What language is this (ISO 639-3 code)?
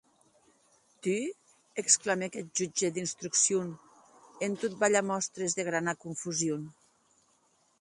oci